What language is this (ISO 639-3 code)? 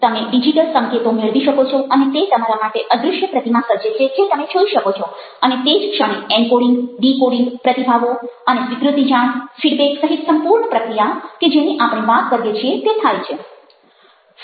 guj